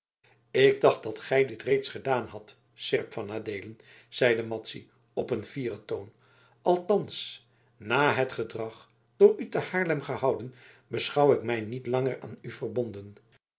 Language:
Dutch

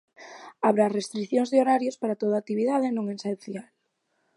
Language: Galician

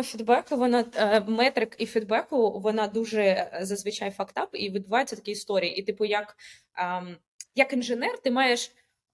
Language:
Ukrainian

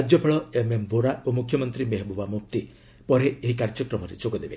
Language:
Odia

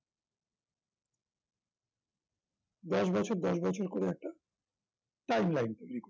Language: Bangla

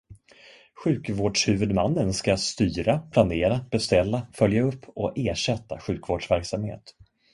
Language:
Swedish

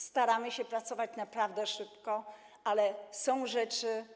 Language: Polish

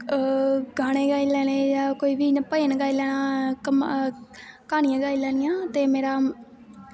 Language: Dogri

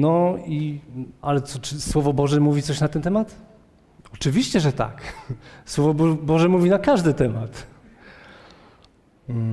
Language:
Polish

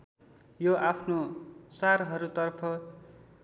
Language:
Nepali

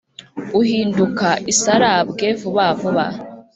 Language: Kinyarwanda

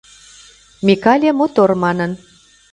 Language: Mari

